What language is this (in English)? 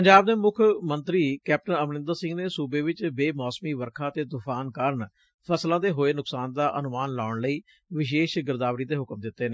Punjabi